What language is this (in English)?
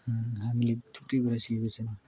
Nepali